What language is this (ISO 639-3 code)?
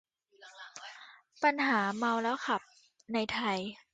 tha